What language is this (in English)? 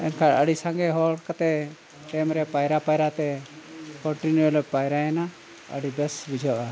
Santali